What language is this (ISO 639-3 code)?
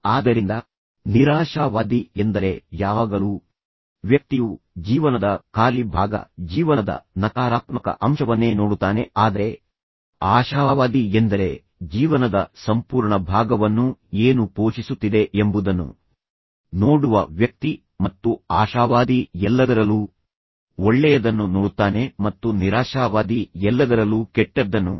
kan